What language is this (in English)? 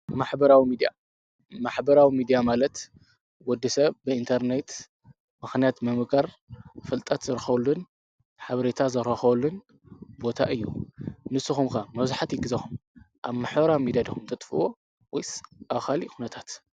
Tigrinya